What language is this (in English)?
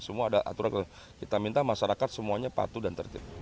Indonesian